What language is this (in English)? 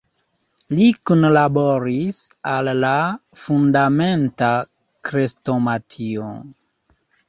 Esperanto